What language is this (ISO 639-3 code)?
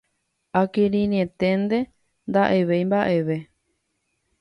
grn